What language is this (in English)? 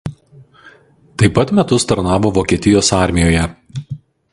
Lithuanian